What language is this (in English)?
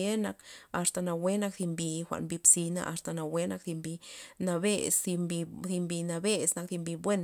Loxicha Zapotec